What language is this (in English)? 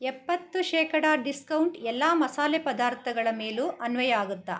Kannada